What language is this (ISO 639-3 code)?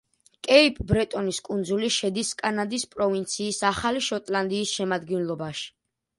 kat